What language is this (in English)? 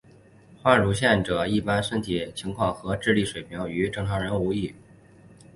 Chinese